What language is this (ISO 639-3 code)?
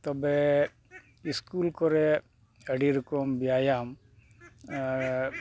sat